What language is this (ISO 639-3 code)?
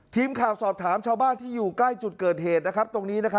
tha